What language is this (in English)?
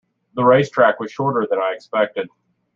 English